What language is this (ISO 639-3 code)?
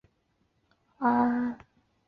zho